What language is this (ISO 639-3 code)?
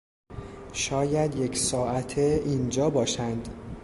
fas